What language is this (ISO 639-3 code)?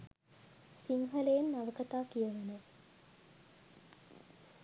sin